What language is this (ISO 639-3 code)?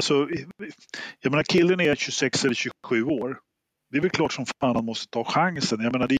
swe